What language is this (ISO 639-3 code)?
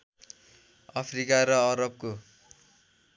nep